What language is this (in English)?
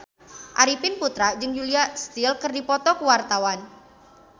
Sundanese